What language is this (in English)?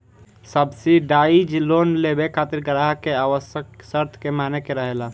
Bhojpuri